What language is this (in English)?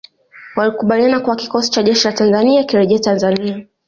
Swahili